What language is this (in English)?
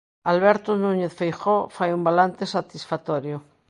Galician